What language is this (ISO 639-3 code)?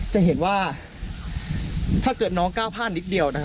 tha